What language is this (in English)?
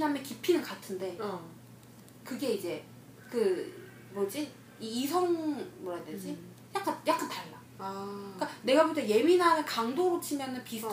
Korean